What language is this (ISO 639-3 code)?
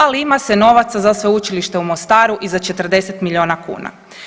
hrv